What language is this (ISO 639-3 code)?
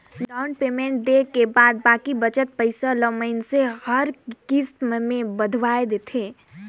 hne